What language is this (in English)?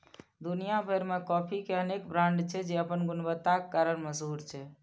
Maithili